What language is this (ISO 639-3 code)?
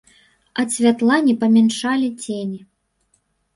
bel